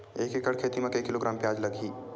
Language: Chhattisgarhi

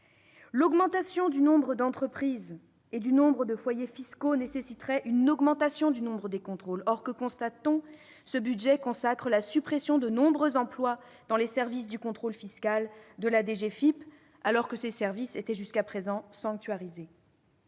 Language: French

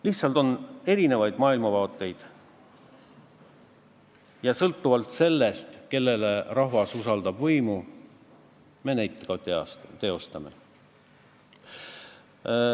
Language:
Estonian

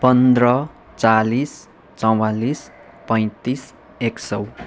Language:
Nepali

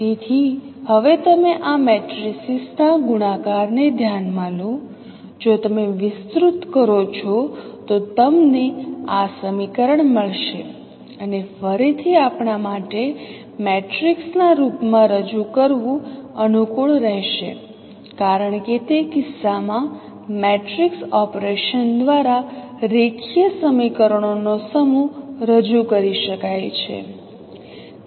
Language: Gujarati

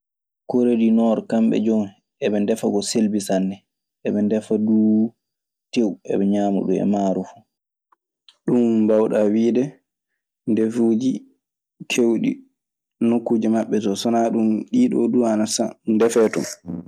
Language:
Maasina Fulfulde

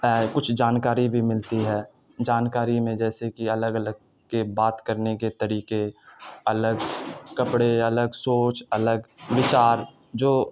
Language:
Urdu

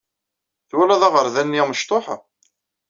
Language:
Kabyle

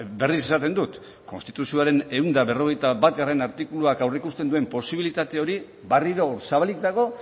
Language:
Basque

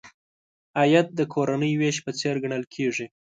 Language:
Pashto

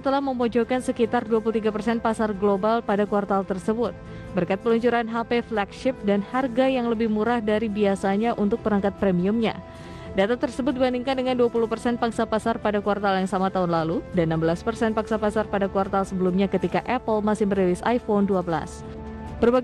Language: Indonesian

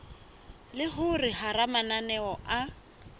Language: Southern Sotho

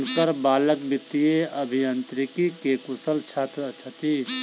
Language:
Maithili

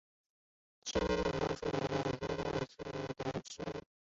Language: Chinese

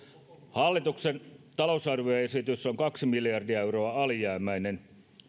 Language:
Finnish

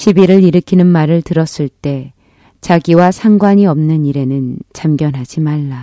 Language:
Korean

